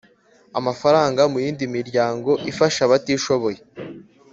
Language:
Kinyarwanda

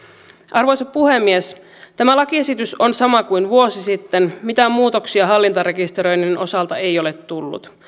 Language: Finnish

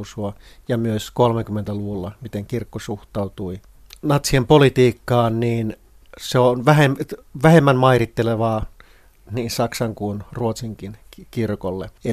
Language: Finnish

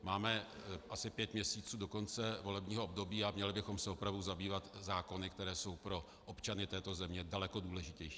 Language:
Czech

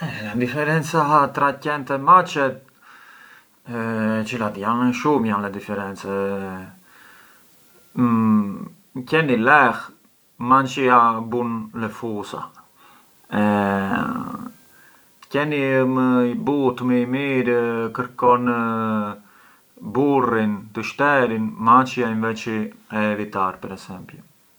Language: Arbëreshë Albanian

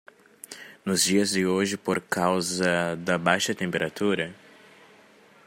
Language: Portuguese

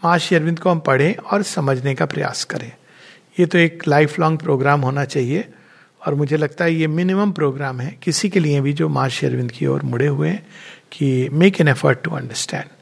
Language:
Hindi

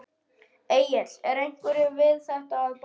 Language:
Icelandic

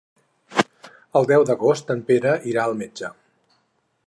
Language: Catalan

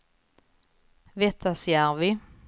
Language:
Swedish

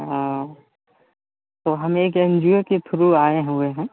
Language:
Hindi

